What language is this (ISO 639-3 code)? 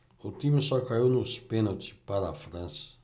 por